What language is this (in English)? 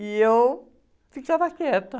Portuguese